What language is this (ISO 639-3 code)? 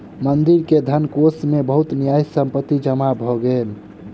mai